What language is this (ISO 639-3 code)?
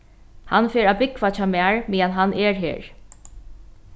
fao